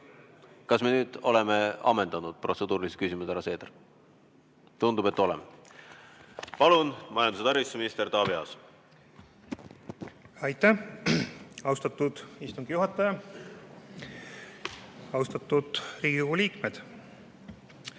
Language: Estonian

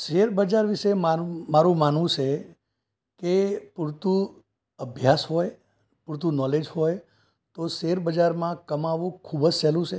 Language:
Gujarati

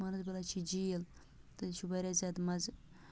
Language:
Kashmiri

